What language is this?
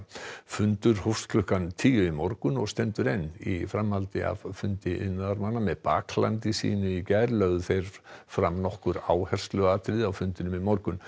Icelandic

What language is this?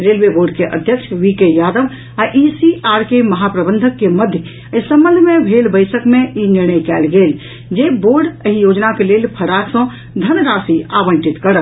Maithili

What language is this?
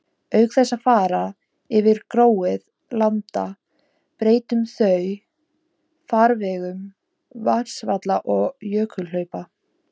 Icelandic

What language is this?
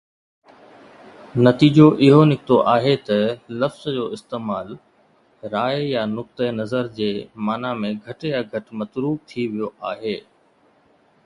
Sindhi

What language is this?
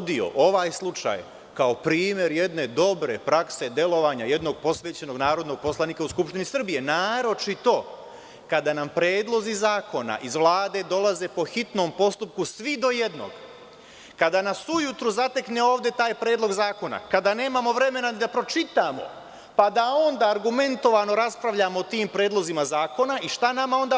Serbian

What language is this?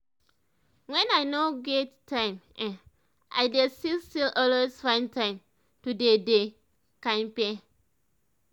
Nigerian Pidgin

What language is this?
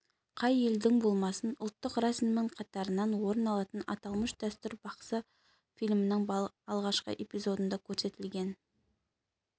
Kazakh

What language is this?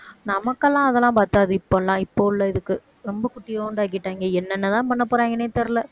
Tamil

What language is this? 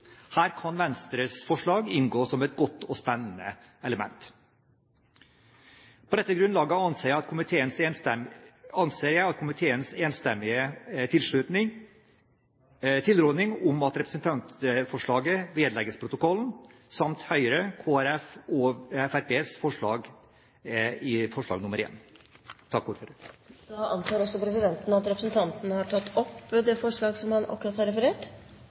Norwegian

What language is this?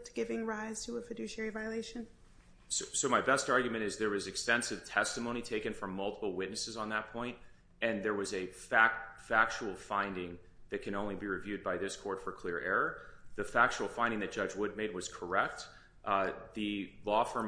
English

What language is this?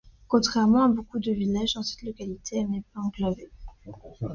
French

